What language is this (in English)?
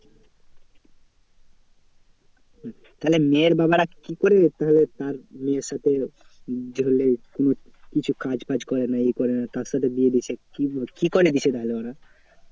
Bangla